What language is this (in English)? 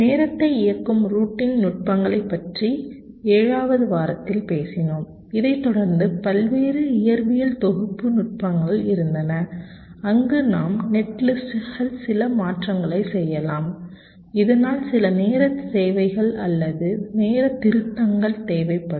Tamil